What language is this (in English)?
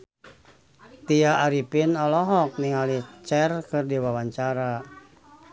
Sundanese